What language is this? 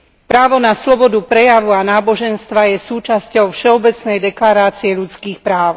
Slovak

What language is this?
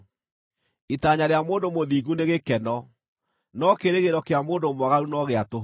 Kikuyu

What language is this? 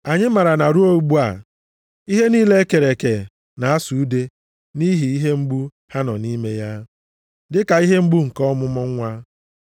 Igbo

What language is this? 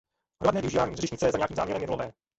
Czech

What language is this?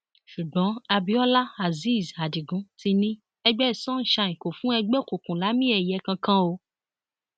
Yoruba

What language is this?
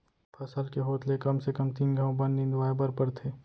Chhattisgarhi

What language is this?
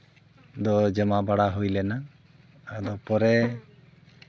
Santali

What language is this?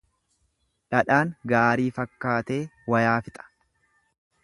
Oromo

